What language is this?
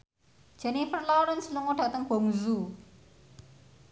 Javanese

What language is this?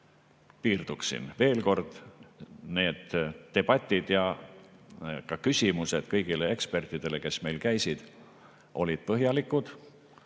Estonian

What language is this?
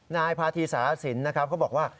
Thai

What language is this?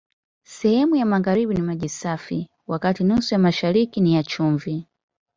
Swahili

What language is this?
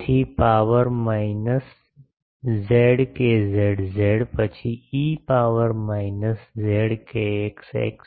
Gujarati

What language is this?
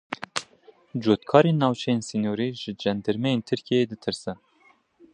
Kurdish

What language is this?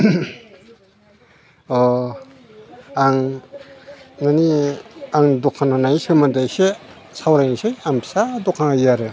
Bodo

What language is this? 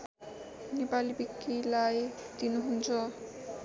Nepali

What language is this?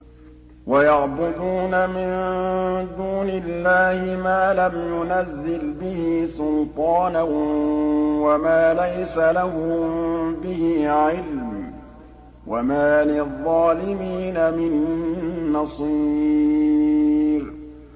Arabic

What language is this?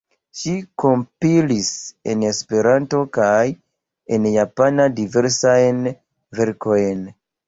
Esperanto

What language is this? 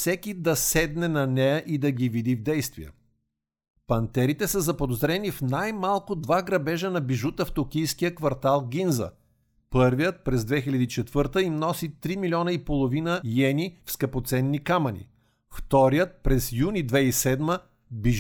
Bulgarian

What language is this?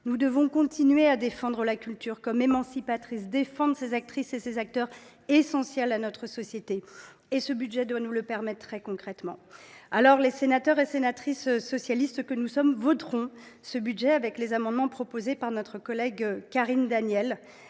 French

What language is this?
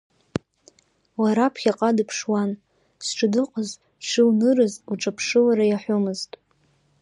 Abkhazian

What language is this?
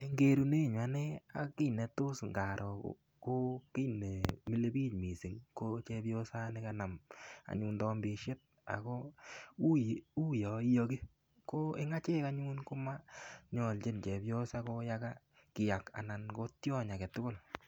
Kalenjin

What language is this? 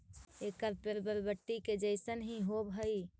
Magahi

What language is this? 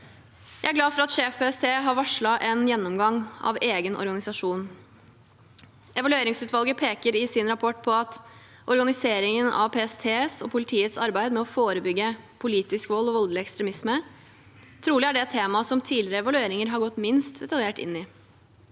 Norwegian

